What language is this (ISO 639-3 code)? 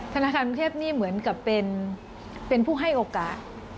tha